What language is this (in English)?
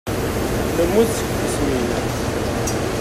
Kabyle